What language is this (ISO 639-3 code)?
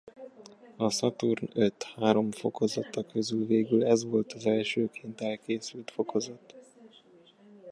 hun